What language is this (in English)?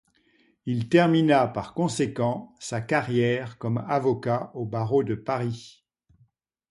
French